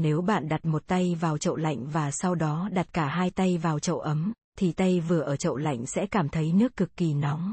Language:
Vietnamese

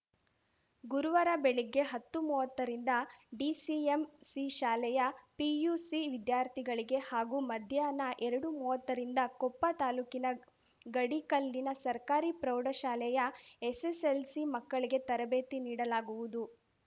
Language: Kannada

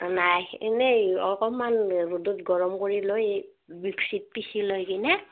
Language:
Assamese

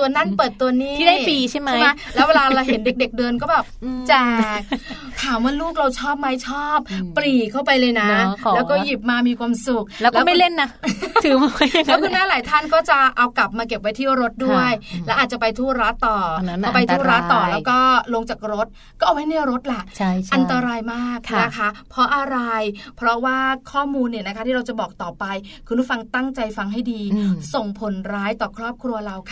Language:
Thai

